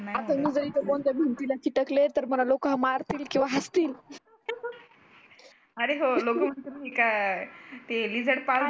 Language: Marathi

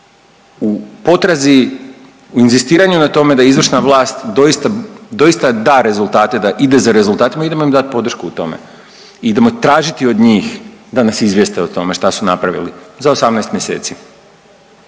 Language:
Croatian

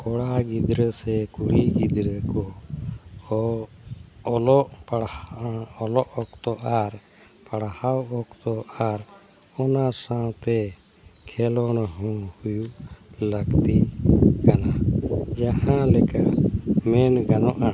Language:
Santali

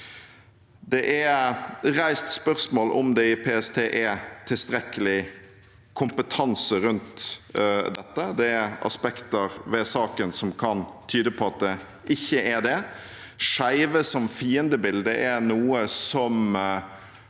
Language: Norwegian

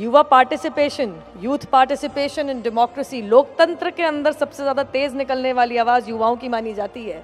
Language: Hindi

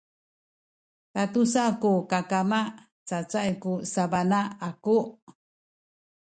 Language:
Sakizaya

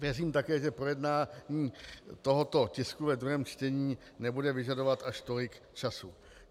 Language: Czech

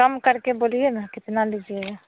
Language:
Hindi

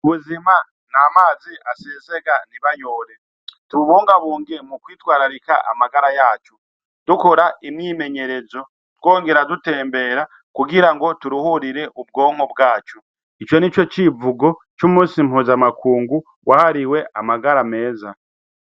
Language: Rundi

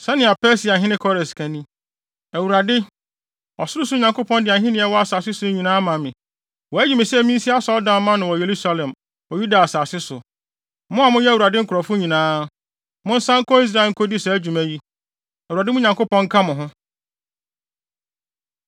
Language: Akan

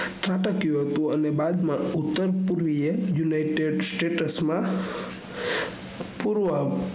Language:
Gujarati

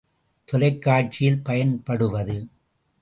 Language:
Tamil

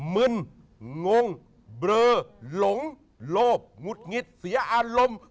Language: Thai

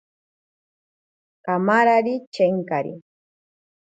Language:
Ashéninka Perené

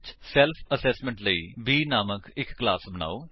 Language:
Punjabi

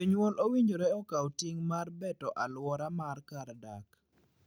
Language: Luo (Kenya and Tanzania)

